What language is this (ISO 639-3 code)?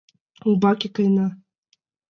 chm